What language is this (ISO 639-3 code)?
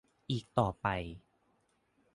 tha